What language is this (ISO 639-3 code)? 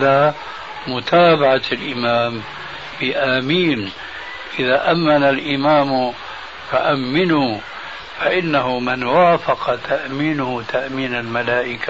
ara